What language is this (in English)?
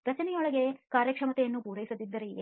Kannada